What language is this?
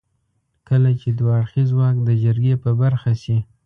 Pashto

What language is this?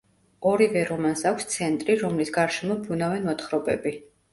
Georgian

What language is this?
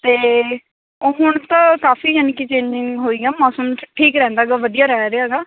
Punjabi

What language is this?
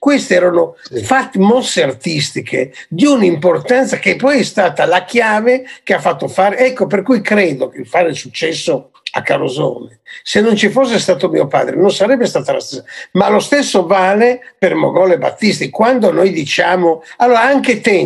Italian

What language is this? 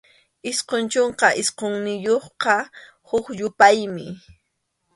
Arequipa-La Unión Quechua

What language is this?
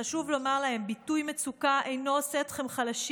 Hebrew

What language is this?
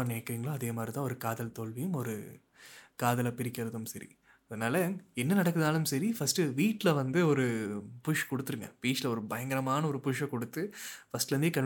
Tamil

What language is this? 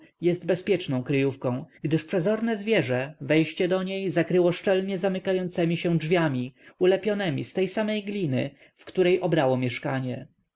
Polish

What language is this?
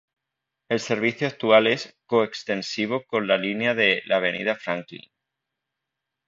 Spanish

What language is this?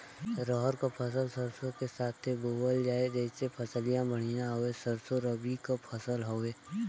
Bhojpuri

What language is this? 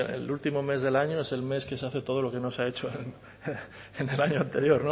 Spanish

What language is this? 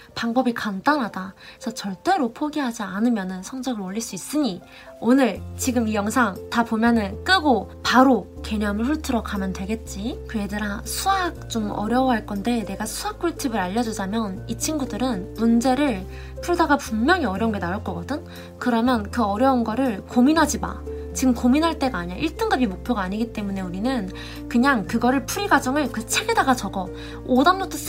Korean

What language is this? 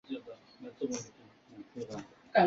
Chinese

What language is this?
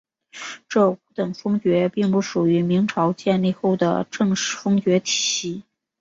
Chinese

